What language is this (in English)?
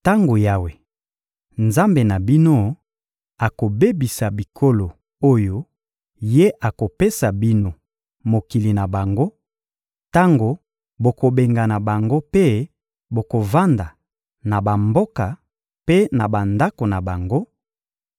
Lingala